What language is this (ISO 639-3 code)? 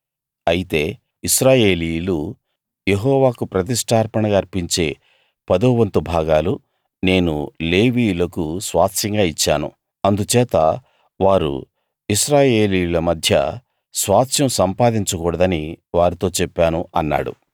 tel